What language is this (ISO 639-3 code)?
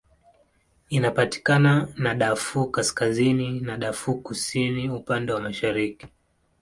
swa